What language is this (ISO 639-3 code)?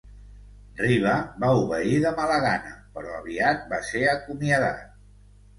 cat